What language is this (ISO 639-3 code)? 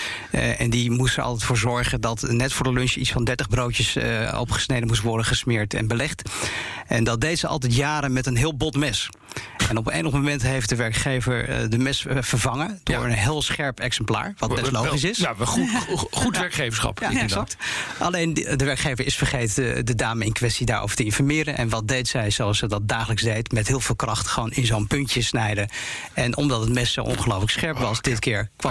nld